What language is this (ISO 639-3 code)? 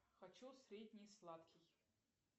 rus